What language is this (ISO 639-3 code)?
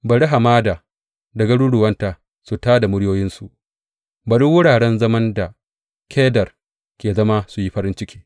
hau